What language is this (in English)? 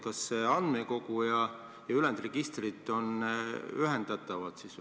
Estonian